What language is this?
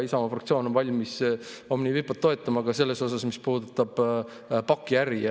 Estonian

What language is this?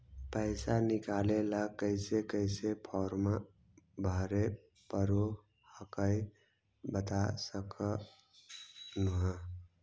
Magahi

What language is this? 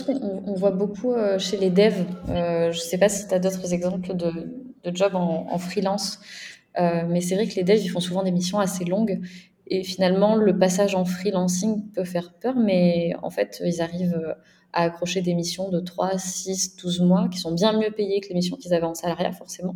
French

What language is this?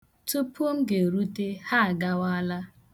Igbo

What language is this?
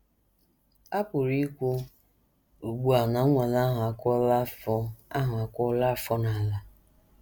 Igbo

